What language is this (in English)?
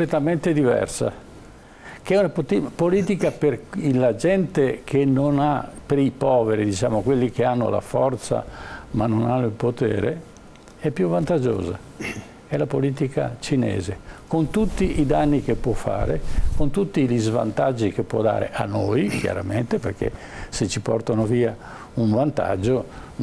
Italian